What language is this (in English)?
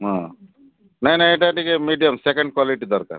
Odia